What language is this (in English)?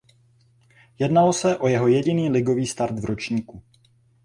Czech